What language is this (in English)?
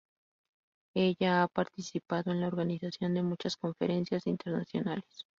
Spanish